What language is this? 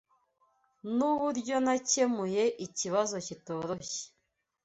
Kinyarwanda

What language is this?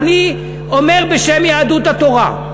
Hebrew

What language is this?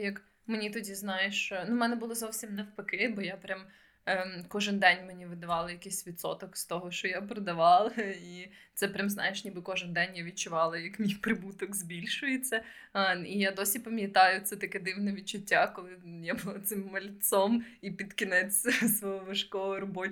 Ukrainian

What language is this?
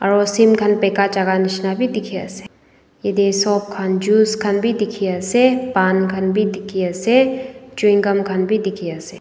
Naga Pidgin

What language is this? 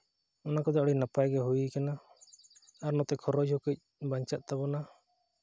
Santali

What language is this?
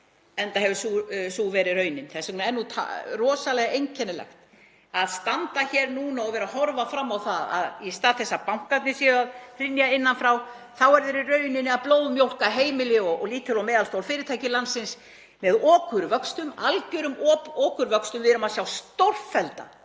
Icelandic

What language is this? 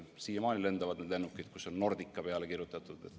Estonian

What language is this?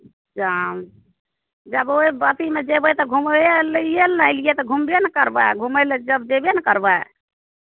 Maithili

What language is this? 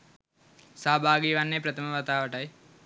Sinhala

